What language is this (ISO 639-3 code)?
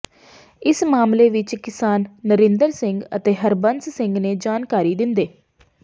pan